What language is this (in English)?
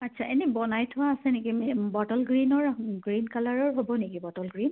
Assamese